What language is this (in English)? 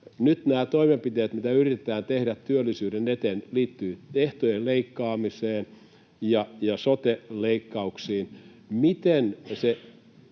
Finnish